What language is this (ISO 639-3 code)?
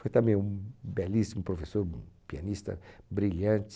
por